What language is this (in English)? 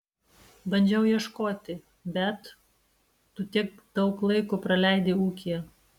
Lithuanian